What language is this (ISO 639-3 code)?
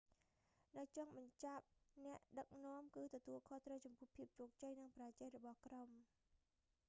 khm